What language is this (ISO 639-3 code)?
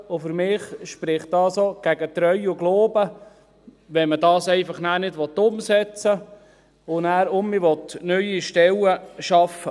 gsw